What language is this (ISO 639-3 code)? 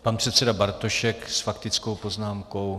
ces